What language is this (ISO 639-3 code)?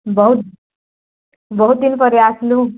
ori